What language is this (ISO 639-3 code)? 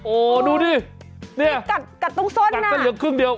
tha